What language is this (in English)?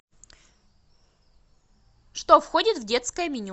Russian